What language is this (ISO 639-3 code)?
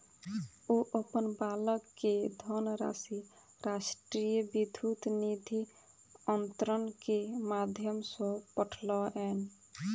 mai